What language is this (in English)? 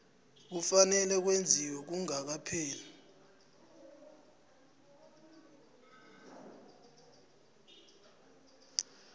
South Ndebele